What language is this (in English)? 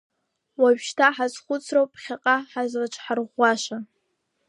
Abkhazian